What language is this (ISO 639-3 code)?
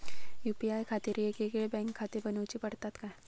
mar